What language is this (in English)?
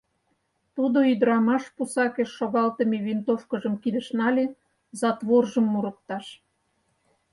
Mari